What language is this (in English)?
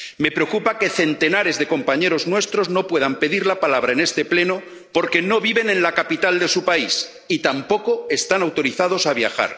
Spanish